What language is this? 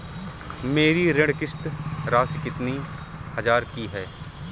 Hindi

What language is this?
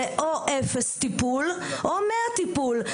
Hebrew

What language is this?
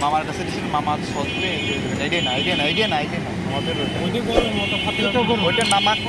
English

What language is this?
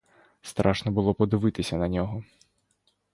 Ukrainian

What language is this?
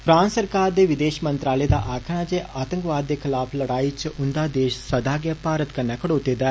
Dogri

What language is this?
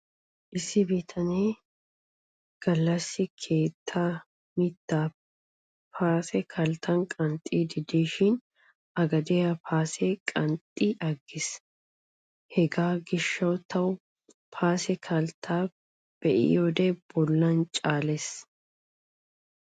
Wolaytta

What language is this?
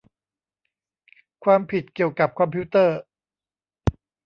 Thai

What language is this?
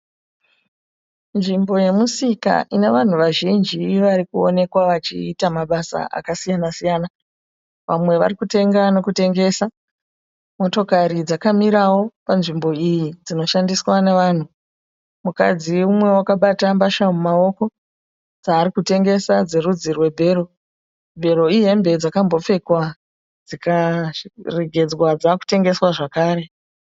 Shona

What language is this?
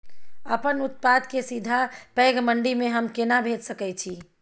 Maithili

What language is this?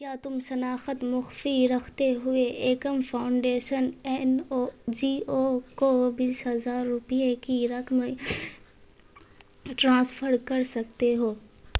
Urdu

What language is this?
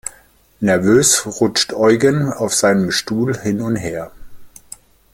German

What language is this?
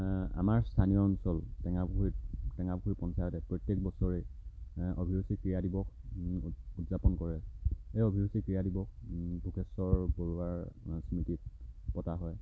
Assamese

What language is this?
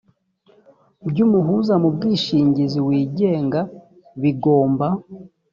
Kinyarwanda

